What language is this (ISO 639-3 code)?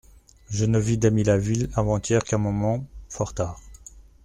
fra